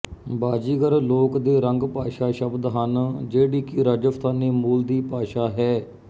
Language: Punjabi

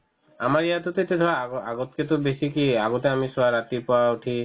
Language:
Assamese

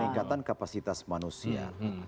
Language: Indonesian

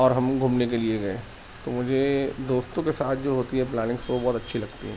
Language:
Urdu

